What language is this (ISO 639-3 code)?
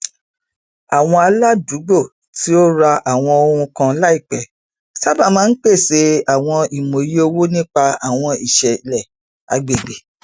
yor